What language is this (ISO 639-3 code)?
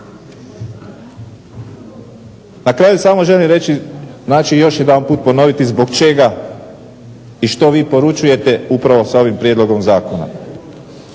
hrv